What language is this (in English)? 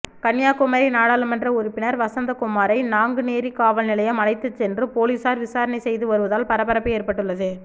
Tamil